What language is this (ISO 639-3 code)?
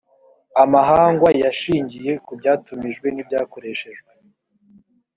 kin